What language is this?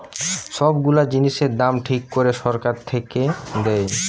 Bangla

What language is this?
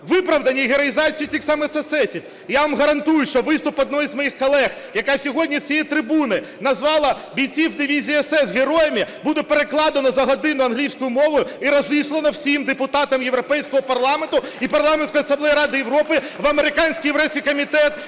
Ukrainian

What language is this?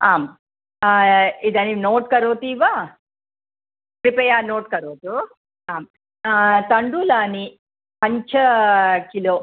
Sanskrit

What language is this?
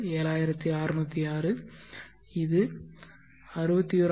Tamil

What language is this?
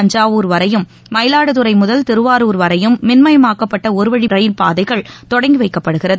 Tamil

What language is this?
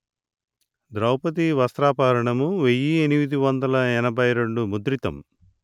Telugu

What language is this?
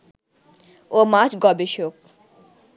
Bangla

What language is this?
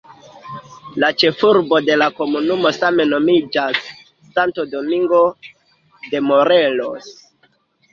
Esperanto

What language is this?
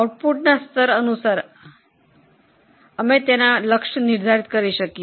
Gujarati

